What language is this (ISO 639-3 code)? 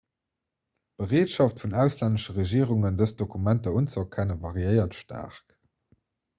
ltz